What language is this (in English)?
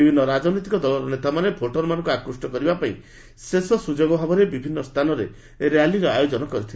Odia